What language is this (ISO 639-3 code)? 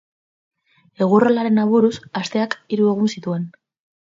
eus